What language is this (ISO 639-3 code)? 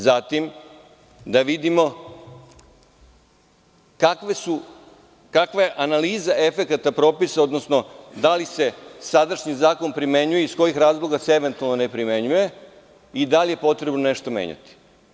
srp